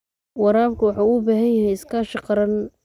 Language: Somali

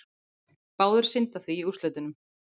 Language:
Icelandic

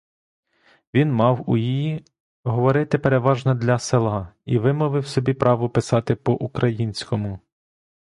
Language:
Ukrainian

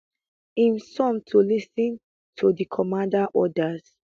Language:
Nigerian Pidgin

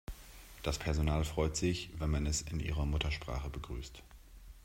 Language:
German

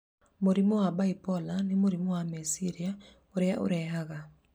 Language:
Kikuyu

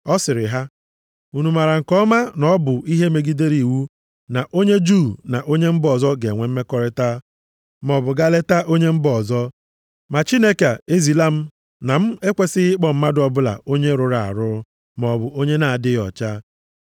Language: Igbo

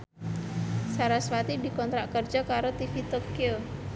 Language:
Javanese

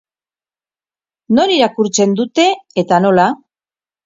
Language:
Basque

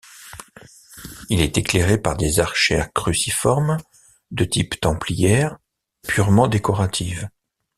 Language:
French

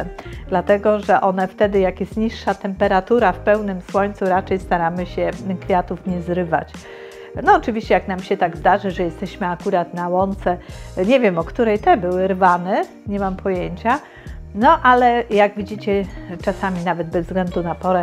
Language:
Polish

